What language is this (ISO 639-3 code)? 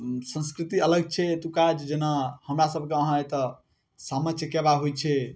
mai